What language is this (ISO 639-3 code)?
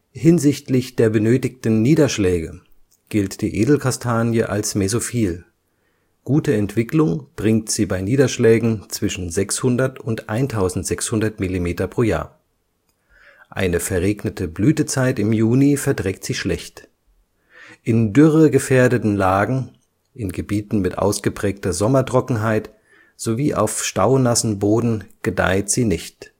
deu